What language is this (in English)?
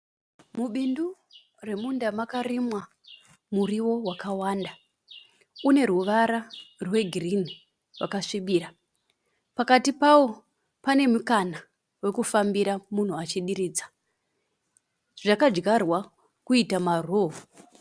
Shona